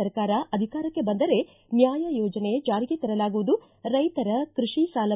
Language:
Kannada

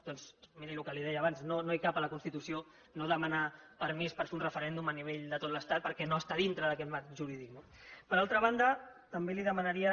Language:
Catalan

